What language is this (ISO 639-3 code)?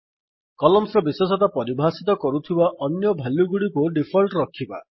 ori